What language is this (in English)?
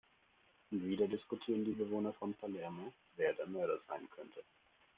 German